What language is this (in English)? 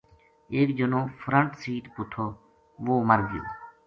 Gujari